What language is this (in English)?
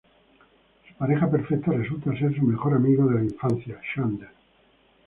Spanish